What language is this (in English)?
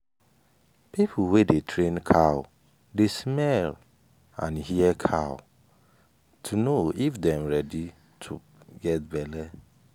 Nigerian Pidgin